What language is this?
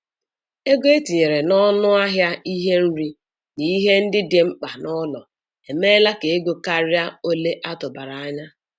Igbo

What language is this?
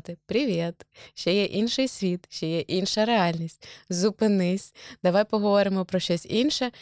Ukrainian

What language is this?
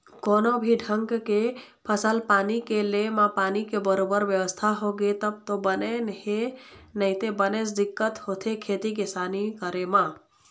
Chhattisgarhi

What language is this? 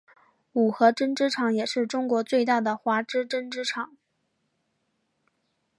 Chinese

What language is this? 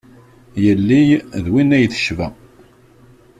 Kabyle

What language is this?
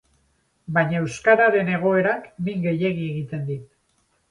Basque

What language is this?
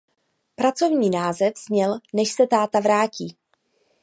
Czech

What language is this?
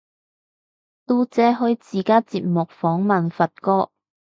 Cantonese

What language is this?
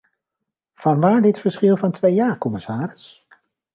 Dutch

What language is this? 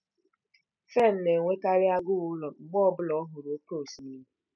Igbo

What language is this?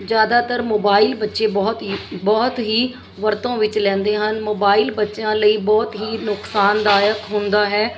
Punjabi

